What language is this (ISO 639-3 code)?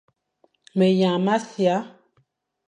fan